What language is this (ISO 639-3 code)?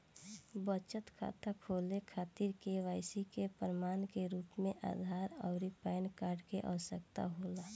bho